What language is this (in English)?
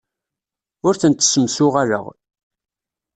Kabyle